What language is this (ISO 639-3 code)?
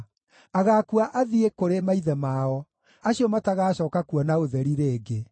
kik